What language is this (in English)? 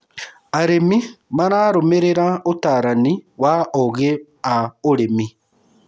Kikuyu